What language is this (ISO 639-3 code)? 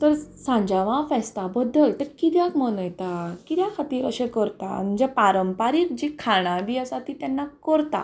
kok